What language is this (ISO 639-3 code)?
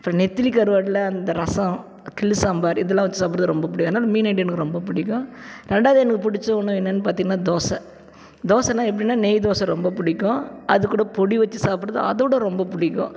tam